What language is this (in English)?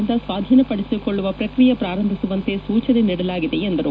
Kannada